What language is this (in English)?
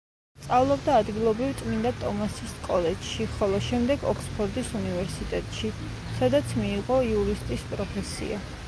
Georgian